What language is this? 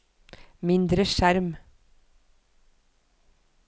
Norwegian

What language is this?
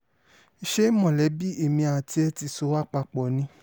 Yoruba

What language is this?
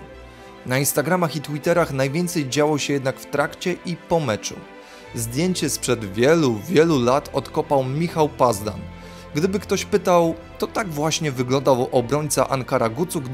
Polish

